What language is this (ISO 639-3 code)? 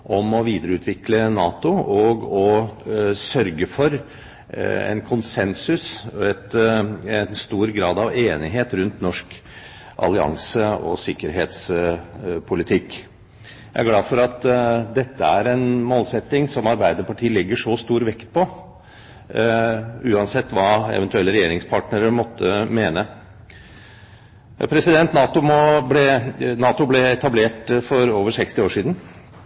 nob